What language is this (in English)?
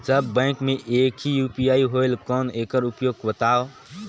Chhattisgarhi